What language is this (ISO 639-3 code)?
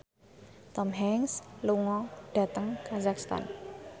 jav